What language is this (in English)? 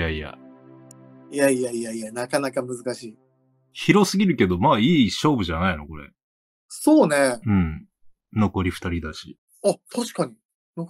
Japanese